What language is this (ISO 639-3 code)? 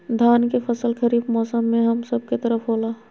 mag